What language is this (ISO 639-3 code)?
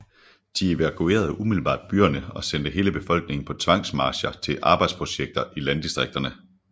dan